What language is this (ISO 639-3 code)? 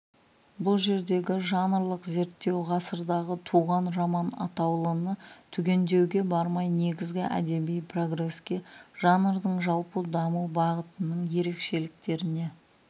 kaz